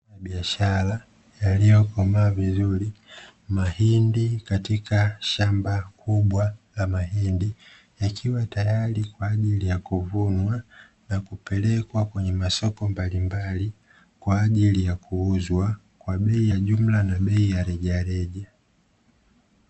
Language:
Swahili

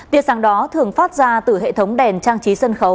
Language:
Vietnamese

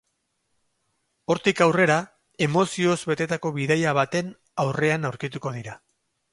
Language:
Basque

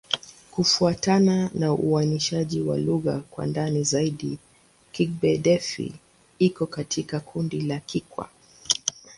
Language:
Swahili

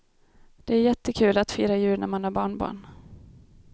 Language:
Swedish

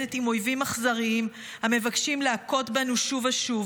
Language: Hebrew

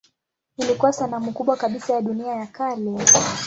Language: Swahili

